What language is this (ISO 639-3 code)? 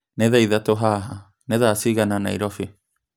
kik